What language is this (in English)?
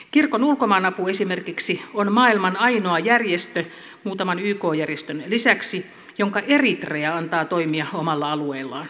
Finnish